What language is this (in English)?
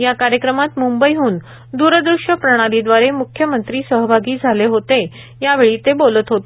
Marathi